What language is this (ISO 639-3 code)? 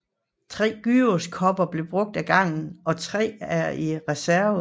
dan